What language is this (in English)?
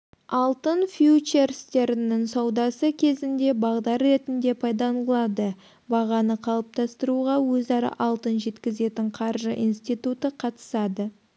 Kazakh